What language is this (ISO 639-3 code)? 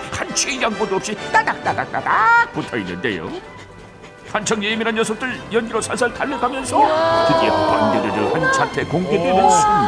kor